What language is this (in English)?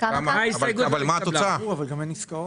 Hebrew